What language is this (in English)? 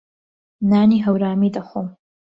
Central Kurdish